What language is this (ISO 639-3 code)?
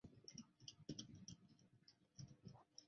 zho